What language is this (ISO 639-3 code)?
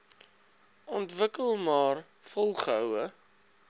afr